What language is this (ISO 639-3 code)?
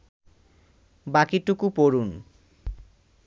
ben